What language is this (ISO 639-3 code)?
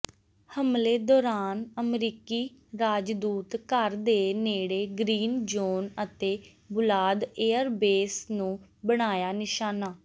pan